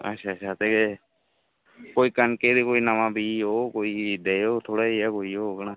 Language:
Dogri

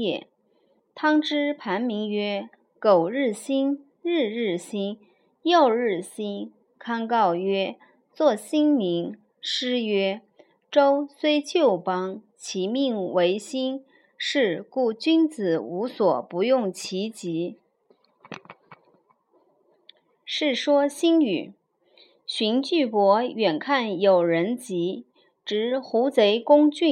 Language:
Chinese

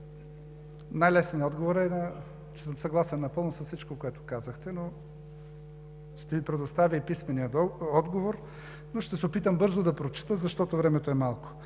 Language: Bulgarian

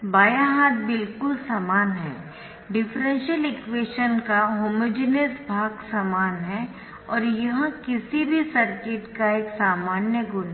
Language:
Hindi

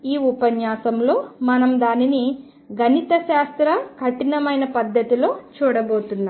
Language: Telugu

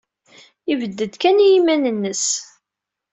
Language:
Kabyle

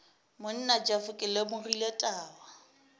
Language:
Northern Sotho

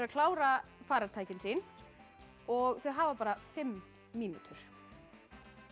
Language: Icelandic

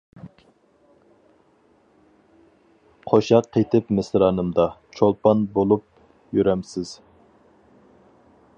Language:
Uyghur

